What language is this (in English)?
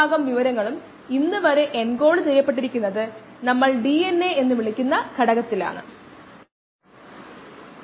Malayalam